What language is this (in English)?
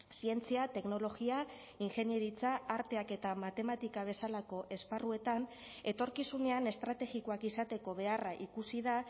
Basque